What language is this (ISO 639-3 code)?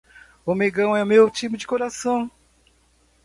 por